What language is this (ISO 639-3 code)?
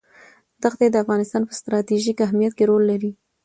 pus